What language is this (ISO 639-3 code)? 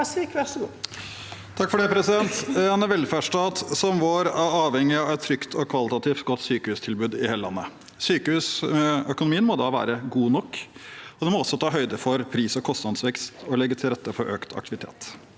nor